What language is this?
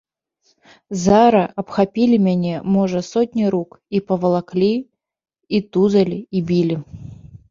Belarusian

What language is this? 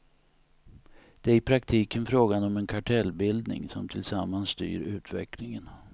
Swedish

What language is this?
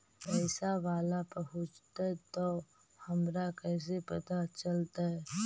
Magahi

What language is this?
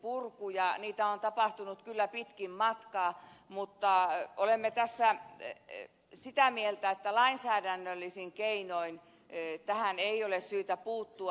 Finnish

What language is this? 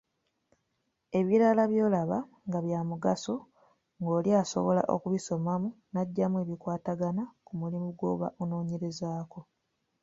Ganda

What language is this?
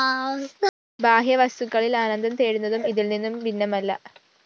Malayalam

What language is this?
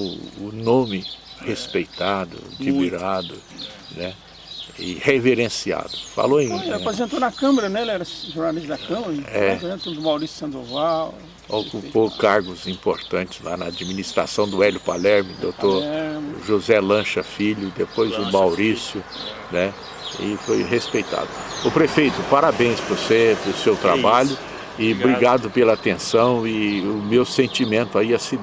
Portuguese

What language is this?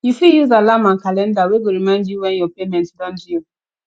Nigerian Pidgin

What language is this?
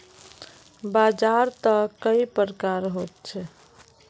Magahi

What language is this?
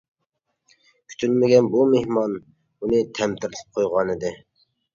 Uyghur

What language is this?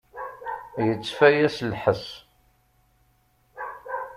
Kabyle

